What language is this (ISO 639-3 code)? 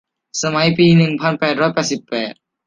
tha